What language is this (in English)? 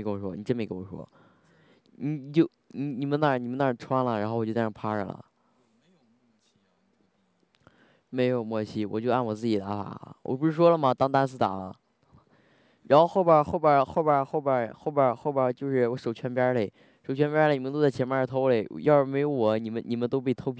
Chinese